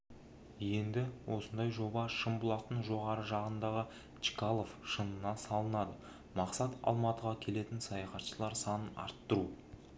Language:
Kazakh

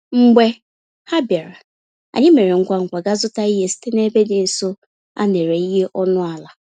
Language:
Igbo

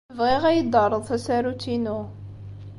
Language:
Kabyle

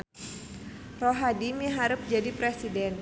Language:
Sundanese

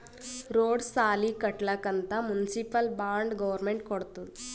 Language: Kannada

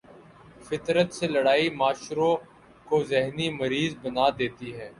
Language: Urdu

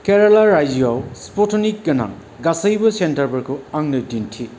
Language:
Bodo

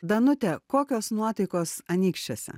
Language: Lithuanian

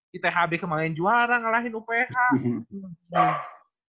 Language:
Indonesian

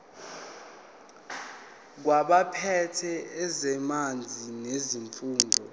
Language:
Zulu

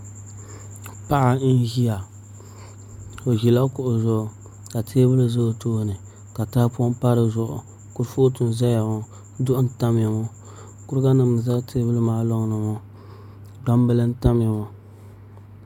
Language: Dagbani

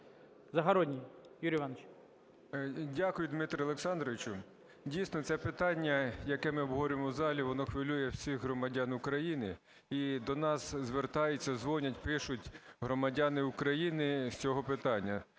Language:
Ukrainian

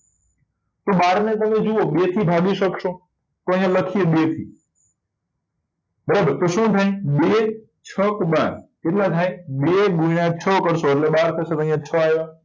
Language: Gujarati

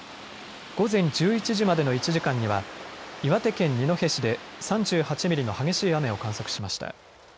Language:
Japanese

